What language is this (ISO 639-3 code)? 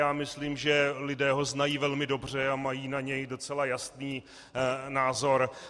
ces